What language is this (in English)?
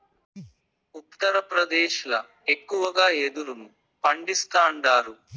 Telugu